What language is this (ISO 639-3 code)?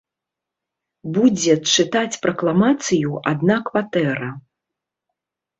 bel